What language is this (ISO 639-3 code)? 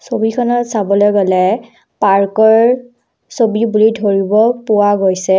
asm